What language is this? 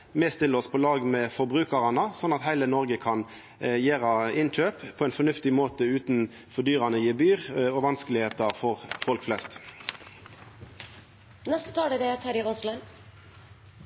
Norwegian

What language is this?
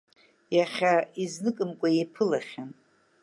Abkhazian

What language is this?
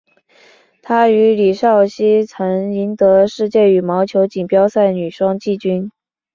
Chinese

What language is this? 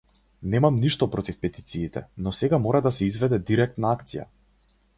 Macedonian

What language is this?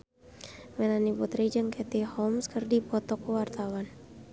Sundanese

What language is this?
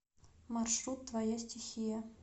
Russian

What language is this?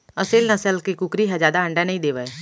Chhattisgarhi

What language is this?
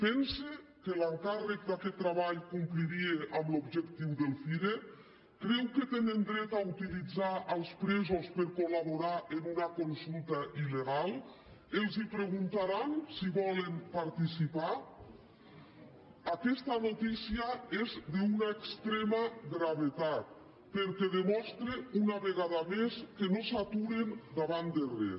Catalan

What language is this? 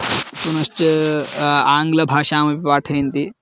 Sanskrit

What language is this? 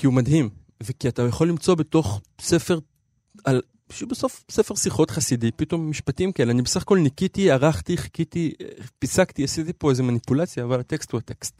Hebrew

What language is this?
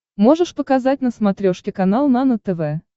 Russian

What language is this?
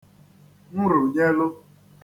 Igbo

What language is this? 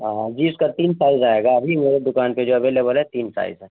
Urdu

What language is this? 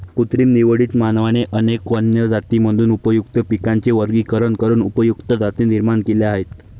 Marathi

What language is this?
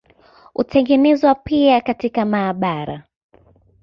Swahili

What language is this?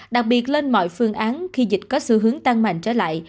Vietnamese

